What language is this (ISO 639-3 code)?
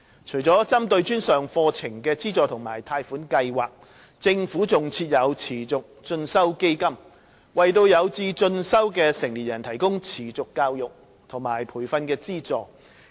yue